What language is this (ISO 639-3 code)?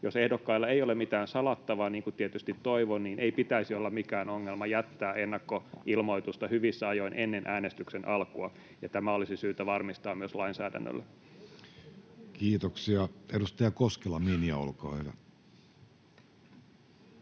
fin